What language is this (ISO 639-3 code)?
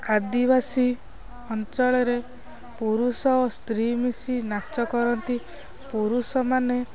ori